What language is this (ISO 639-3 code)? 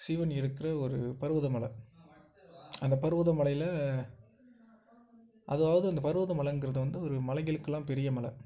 tam